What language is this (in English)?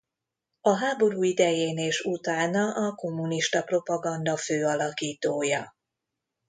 Hungarian